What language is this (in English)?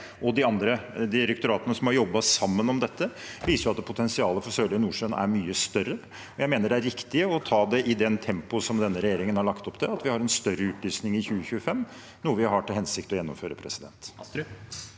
Norwegian